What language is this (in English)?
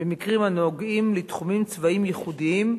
Hebrew